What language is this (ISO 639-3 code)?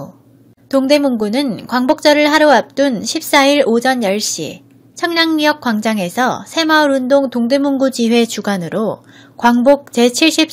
kor